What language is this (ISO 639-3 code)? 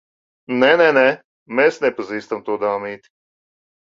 lav